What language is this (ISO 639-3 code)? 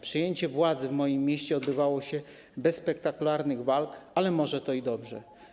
pol